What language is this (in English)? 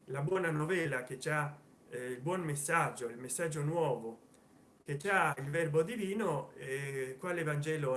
Italian